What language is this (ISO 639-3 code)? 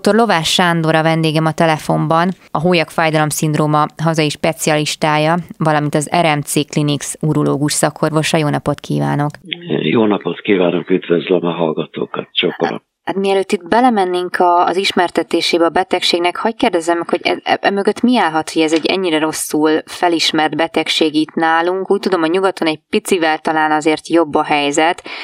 hun